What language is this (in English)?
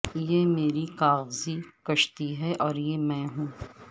Urdu